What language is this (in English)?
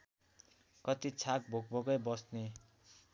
Nepali